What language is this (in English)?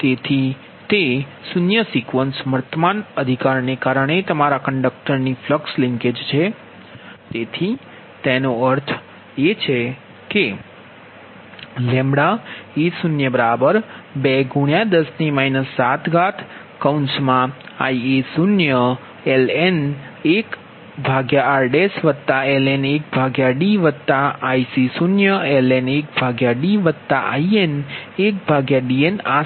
Gujarati